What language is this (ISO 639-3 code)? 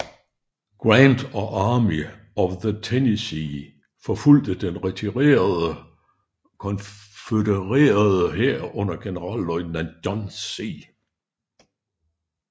dan